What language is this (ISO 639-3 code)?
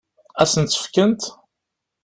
kab